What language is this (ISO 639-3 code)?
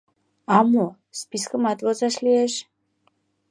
chm